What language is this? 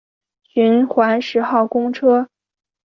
Chinese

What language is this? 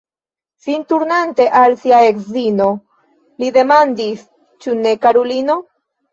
Esperanto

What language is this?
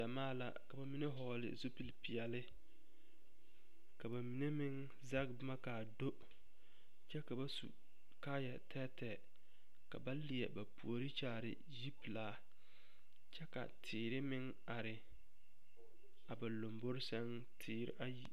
Southern Dagaare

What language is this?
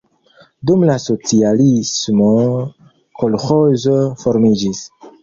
Esperanto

